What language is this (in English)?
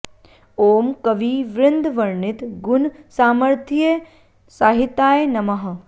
Sanskrit